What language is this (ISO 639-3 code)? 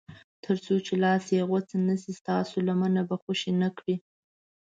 pus